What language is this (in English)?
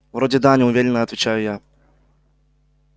Russian